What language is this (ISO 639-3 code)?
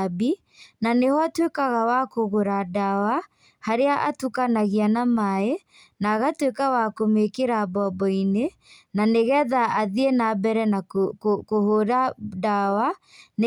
kik